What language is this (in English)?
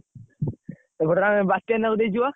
Odia